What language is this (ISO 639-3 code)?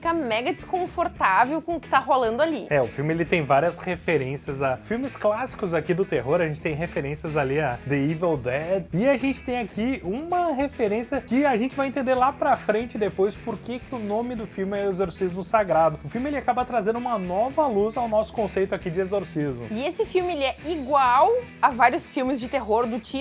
por